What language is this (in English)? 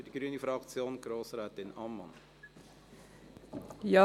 Swiss German